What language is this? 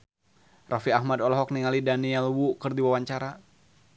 Sundanese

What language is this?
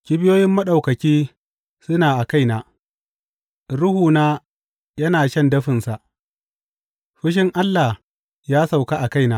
Hausa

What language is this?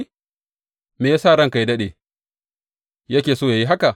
Hausa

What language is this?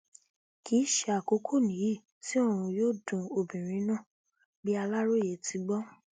Yoruba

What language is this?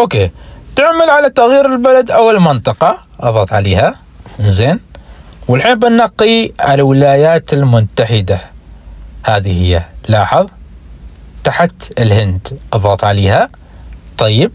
Arabic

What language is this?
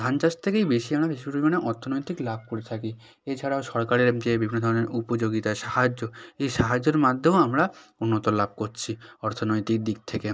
Bangla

